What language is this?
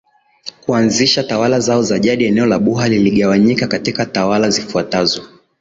Swahili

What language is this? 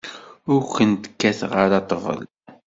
Kabyle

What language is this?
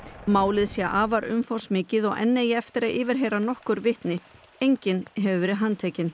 Icelandic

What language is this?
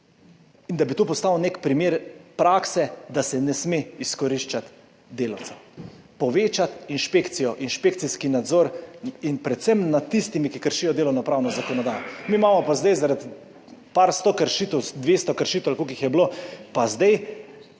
Slovenian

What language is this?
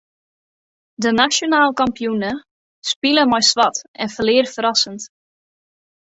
Western Frisian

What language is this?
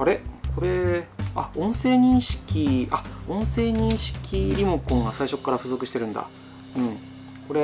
Japanese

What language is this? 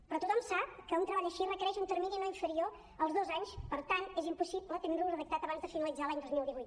Catalan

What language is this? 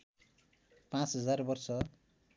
Nepali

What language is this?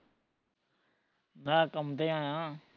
Punjabi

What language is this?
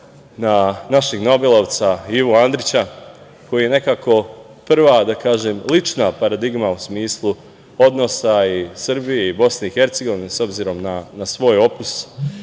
Serbian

